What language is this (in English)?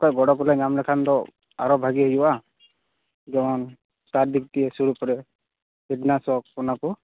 Santali